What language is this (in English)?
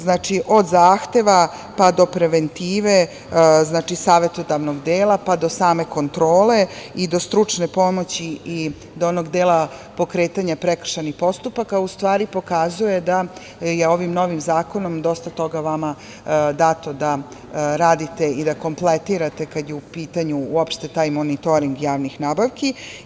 Serbian